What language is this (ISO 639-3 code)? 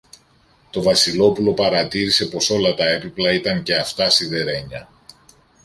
ell